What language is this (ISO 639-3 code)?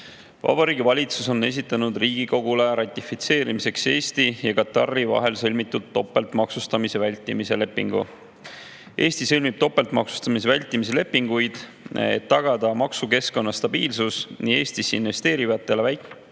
est